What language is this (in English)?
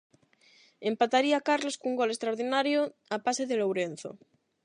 Galician